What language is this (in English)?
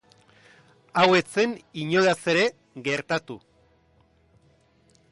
Basque